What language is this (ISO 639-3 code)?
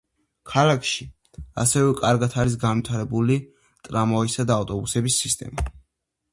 kat